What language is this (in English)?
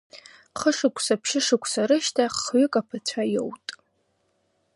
Abkhazian